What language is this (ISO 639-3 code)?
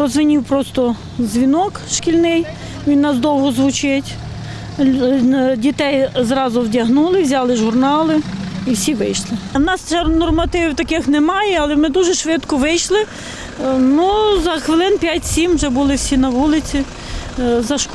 ukr